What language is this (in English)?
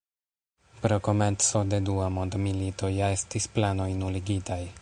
Esperanto